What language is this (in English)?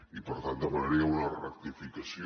Catalan